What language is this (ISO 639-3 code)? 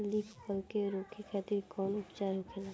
bho